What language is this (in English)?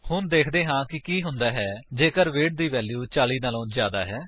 Punjabi